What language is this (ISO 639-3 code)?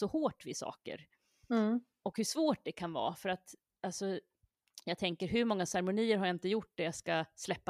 swe